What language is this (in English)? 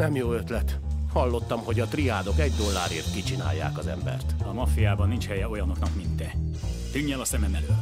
Hungarian